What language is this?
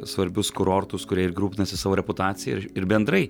Lithuanian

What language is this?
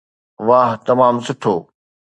Sindhi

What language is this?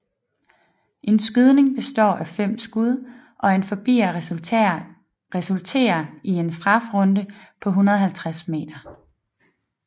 Danish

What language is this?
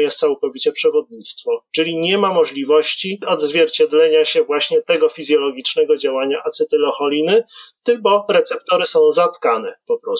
Polish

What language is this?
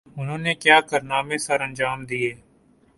Urdu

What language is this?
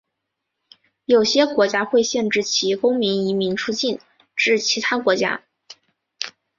Chinese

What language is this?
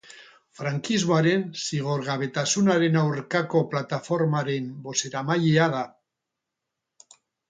Basque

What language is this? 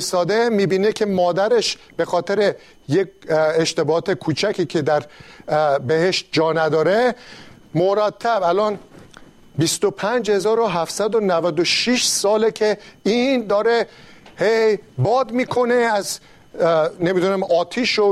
Persian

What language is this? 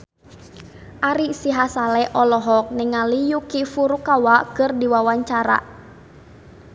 Sundanese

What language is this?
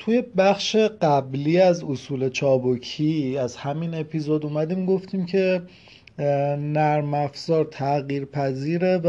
Persian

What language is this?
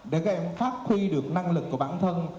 Vietnamese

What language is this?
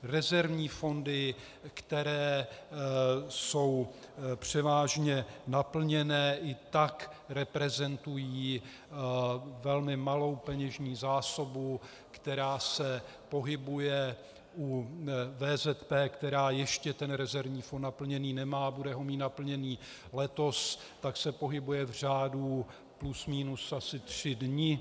Czech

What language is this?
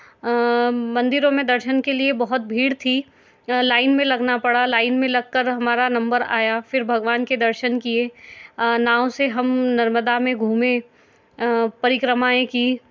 Hindi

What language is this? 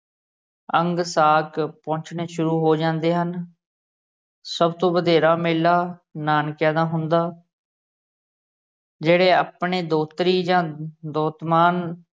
Punjabi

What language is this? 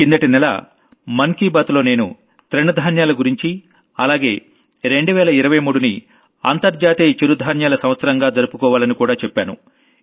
Telugu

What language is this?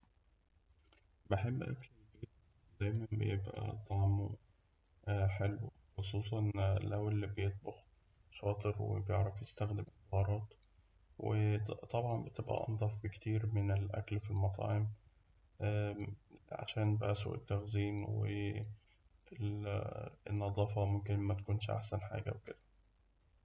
Egyptian Arabic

